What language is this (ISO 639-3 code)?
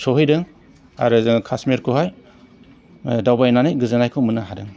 brx